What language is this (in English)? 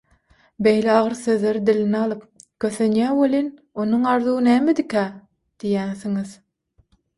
Turkmen